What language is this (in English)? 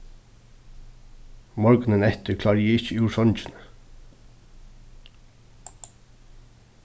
Faroese